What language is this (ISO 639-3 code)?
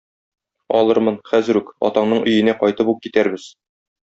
tat